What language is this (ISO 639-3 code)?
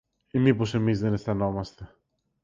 ell